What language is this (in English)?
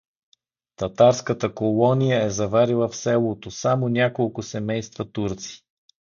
Bulgarian